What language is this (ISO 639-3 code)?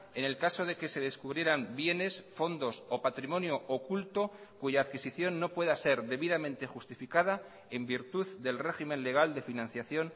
spa